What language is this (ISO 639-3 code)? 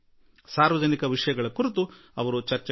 kan